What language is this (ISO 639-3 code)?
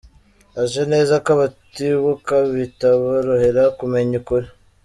kin